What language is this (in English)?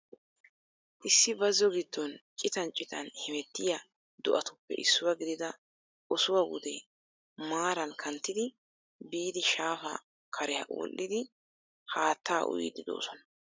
Wolaytta